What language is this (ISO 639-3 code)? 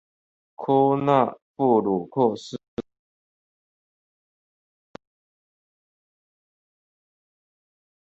zho